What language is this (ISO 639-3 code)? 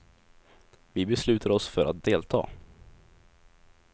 swe